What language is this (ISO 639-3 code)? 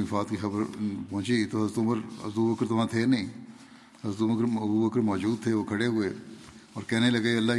urd